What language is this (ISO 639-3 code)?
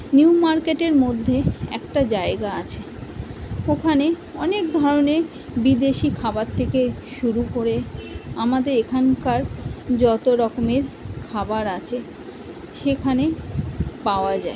ben